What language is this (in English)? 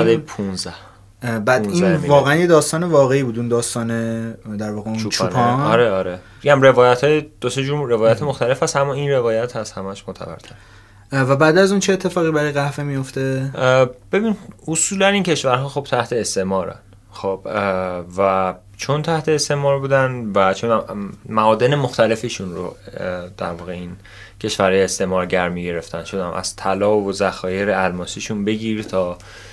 Persian